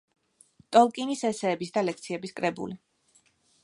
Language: Georgian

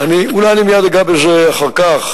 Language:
Hebrew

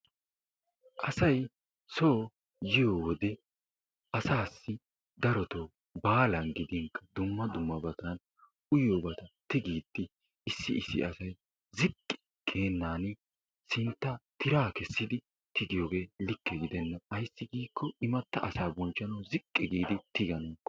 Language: Wolaytta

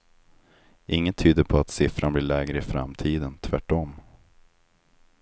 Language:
Swedish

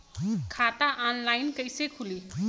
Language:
Bhojpuri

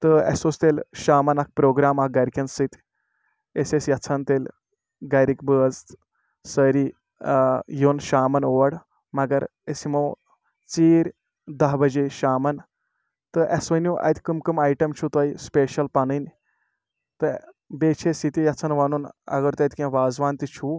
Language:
Kashmiri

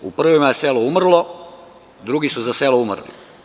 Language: Serbian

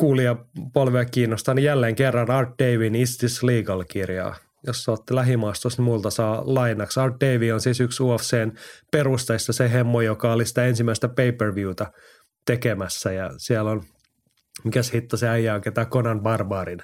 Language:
Finnish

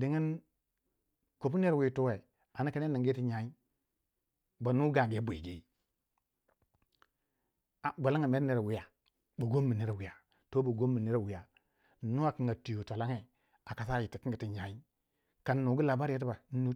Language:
Waja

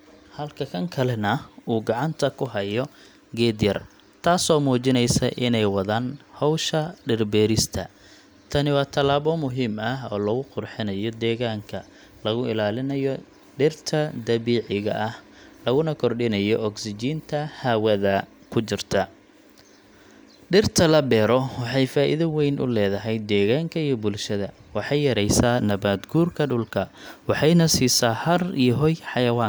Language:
Somali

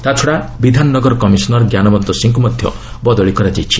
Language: Odia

